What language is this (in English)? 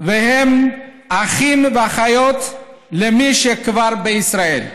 Hebrew